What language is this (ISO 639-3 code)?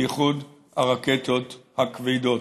heb